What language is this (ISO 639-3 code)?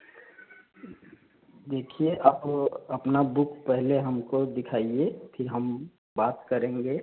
hin